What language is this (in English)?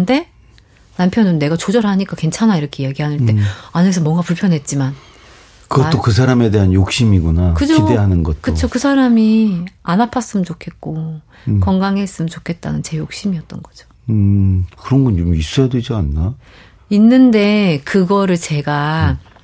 Korean